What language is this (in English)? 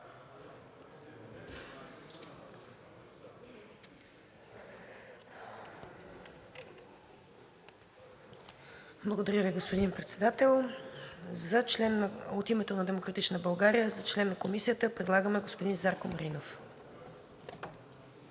Bulgarian